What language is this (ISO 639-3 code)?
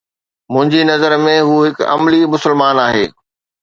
snd